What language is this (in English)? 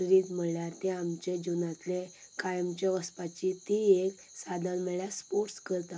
Konkani